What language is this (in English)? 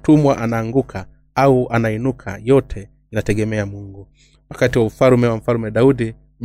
Swahili